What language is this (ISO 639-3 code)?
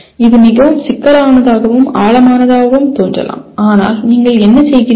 tam